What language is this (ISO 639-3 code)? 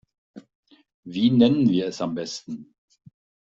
deu